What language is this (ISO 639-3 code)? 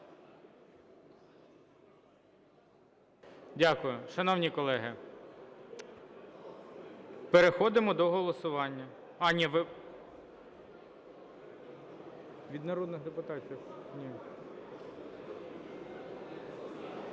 ukr